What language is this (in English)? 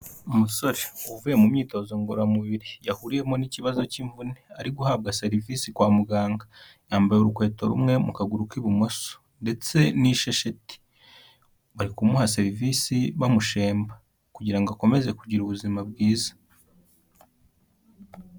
Kinyarwanda